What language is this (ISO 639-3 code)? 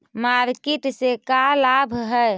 mag